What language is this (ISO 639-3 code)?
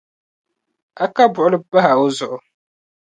dag